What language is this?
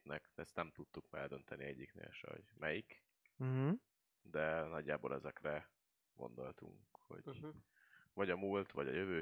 Hungarian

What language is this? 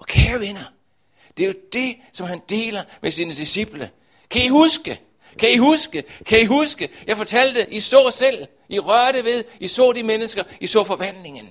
Danish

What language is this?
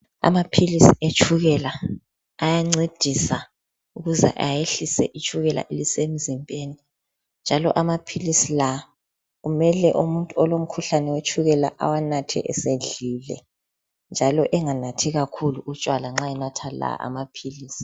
North Ndebele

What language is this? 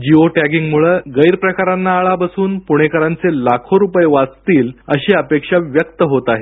Marathi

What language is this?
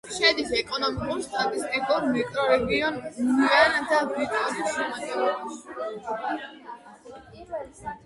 Georgian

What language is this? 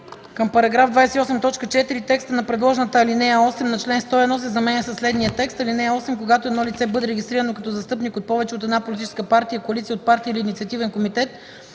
Bulgarian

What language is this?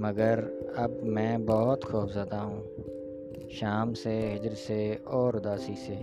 Urdu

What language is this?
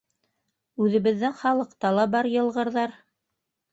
Bashkir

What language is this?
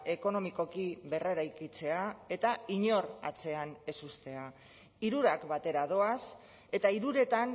Basque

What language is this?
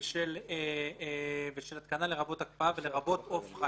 Hebrew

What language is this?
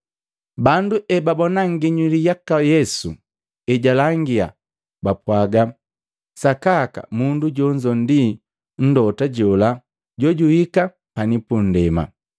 Matengo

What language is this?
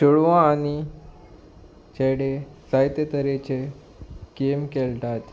Konkani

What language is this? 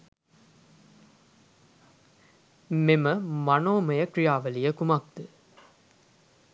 Sinhala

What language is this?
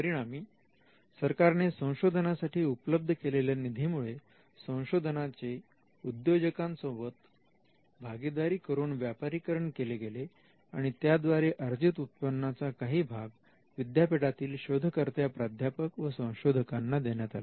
Marathi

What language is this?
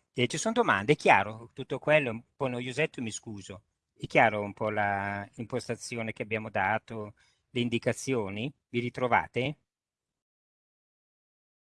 Italian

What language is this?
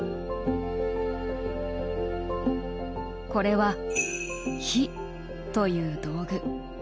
Japanese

